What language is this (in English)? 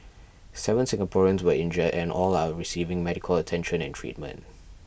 English